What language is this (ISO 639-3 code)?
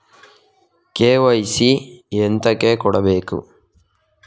kan